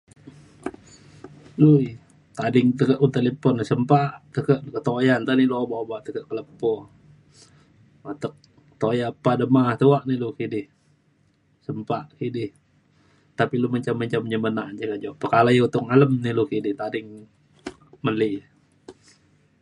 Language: Mainstream Kenyah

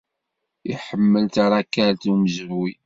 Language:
Kabyle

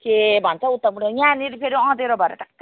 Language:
Nepali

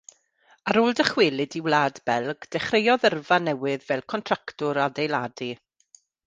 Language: Welsh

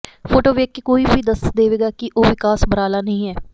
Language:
Punjabi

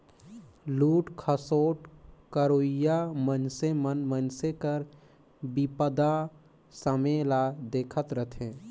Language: Chhattisgarhi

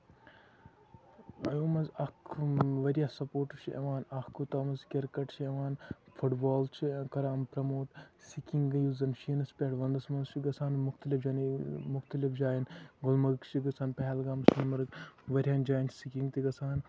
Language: Kashmiri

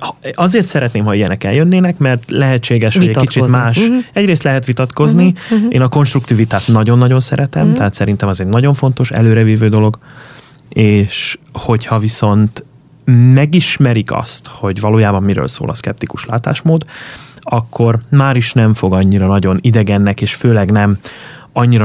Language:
Hungarian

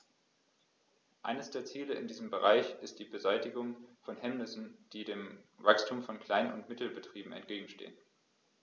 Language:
German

